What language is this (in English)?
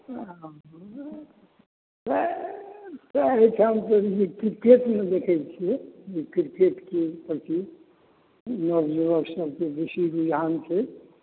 Maithili